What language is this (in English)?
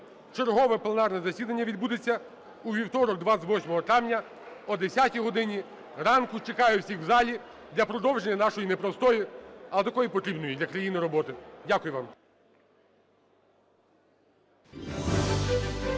Ukrainian